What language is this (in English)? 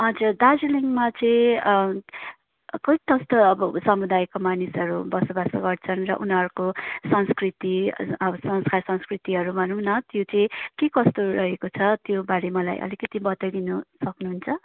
Nepali